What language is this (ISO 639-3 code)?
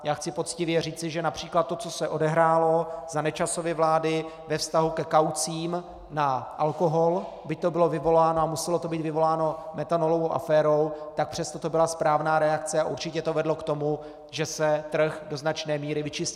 ces